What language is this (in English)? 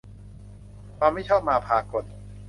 Thai